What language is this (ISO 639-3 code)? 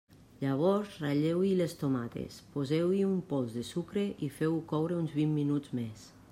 cat